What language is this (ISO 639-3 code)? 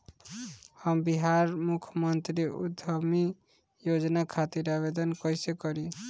bho